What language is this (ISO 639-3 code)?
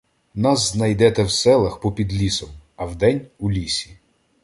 ukr